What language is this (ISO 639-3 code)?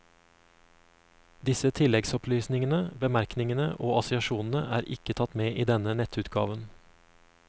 nor